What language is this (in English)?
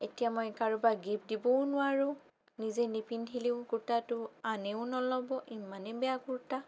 Assamese